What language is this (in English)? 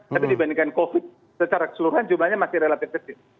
Indonesian